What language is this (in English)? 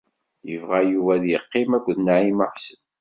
Kabyle